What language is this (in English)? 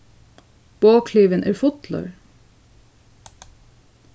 Faroese